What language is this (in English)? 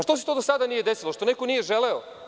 Serbian